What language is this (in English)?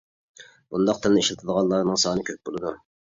Uyghur